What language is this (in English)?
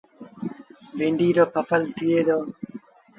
Sindhi Bhil